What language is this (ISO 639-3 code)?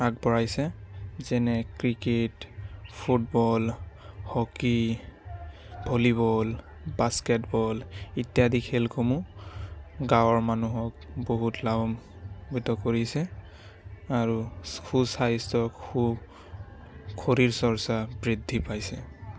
asm